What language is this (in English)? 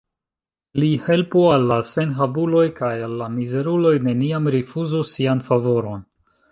Esperanto